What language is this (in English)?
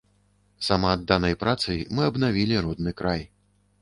Belarusian